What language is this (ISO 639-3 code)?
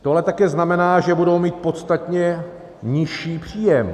ces